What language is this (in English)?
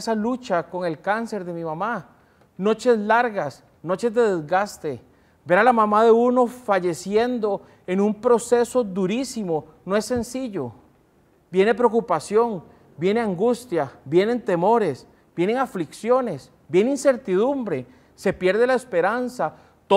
Spanish